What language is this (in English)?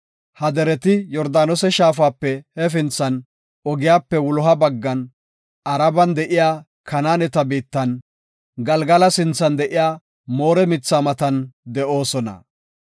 Gofa